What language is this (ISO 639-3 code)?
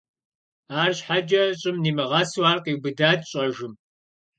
kbd